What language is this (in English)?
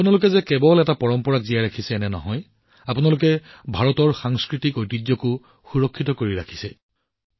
Assamese